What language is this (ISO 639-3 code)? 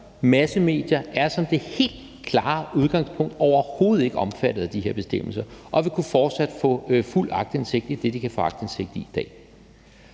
dan